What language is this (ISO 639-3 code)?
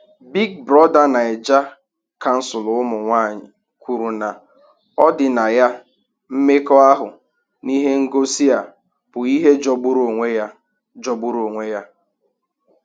ibo